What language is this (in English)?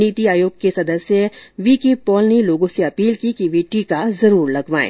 Hindi